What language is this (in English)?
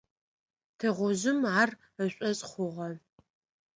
Adyghe